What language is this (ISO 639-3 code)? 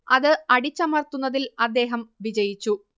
mal